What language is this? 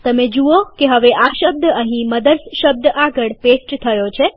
Gujarati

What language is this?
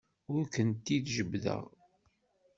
Kabyle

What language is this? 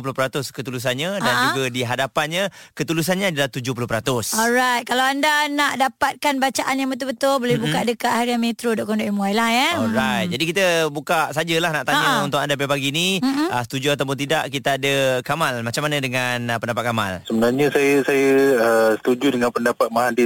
Malay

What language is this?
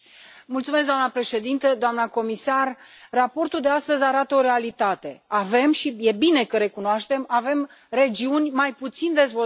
Romanian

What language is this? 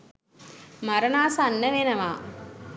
Sinhala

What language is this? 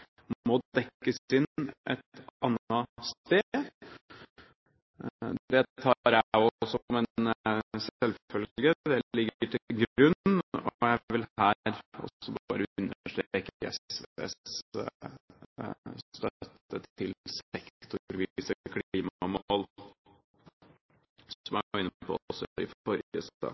Norwegian Bokmål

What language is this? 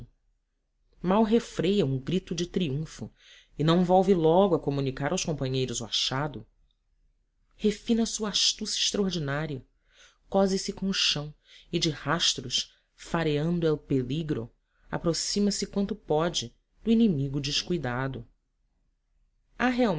Portuguese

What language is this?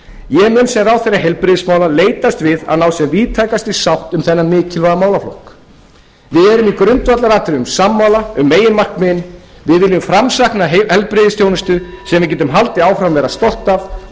Icelandic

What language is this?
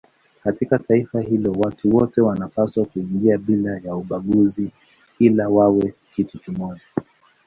Swahili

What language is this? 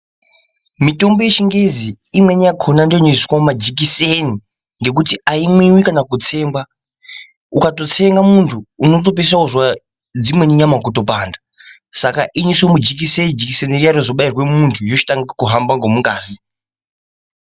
Ndau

